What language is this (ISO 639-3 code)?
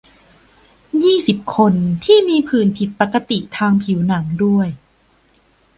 tha